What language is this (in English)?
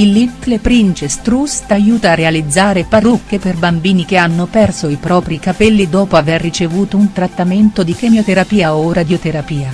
Italian